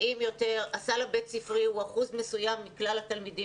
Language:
Hebrew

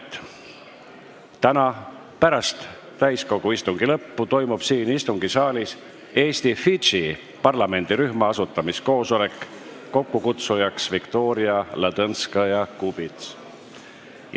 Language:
Estonian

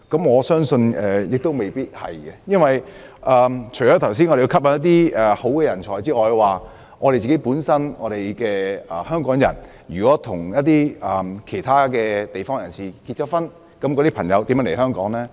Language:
Cantonese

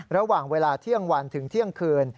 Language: Thai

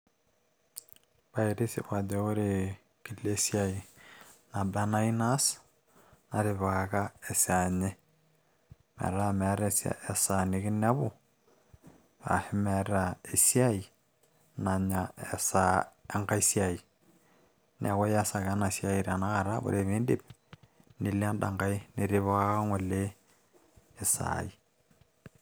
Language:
Masai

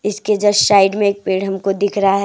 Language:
Hindi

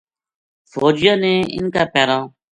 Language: Gujari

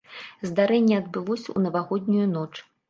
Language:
Belarusian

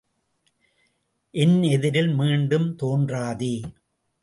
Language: Tamil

